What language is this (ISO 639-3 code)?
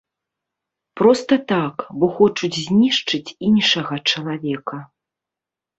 bel